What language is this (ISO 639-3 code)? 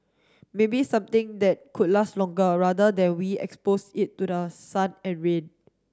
eng